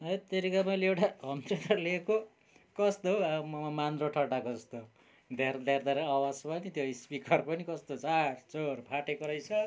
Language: Nepali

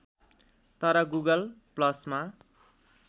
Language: Nepali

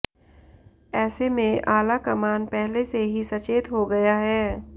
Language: Hindi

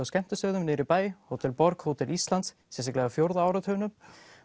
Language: Icelandic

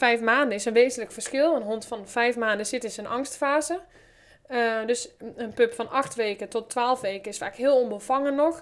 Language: Dutch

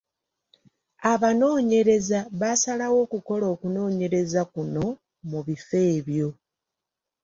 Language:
Ganda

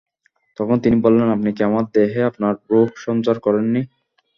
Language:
Bangla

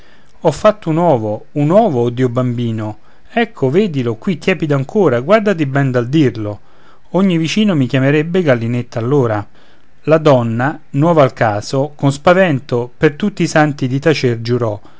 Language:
Italian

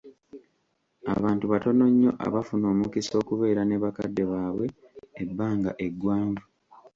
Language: Ganda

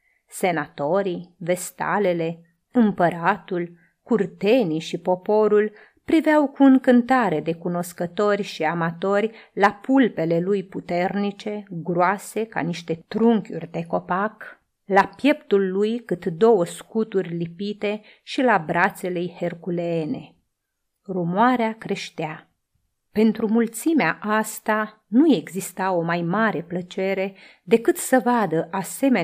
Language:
Romanian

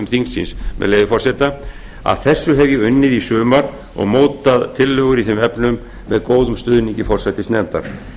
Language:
Icelandic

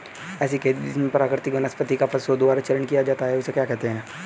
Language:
Hindi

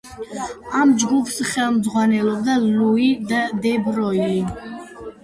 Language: Georgian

